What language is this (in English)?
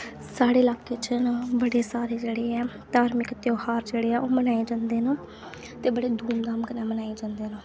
Dogri